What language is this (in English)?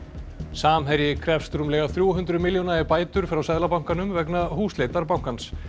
Icelandic